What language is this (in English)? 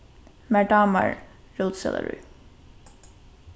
Faroese